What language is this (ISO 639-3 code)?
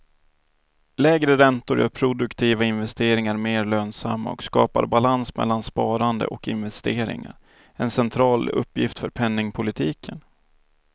swe